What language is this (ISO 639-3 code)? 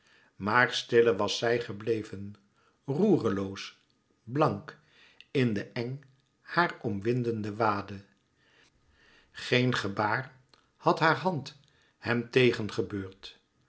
nld